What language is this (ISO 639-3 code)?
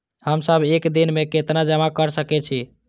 mai